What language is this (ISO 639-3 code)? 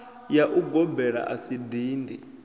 ven